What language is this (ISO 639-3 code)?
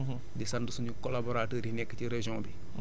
wol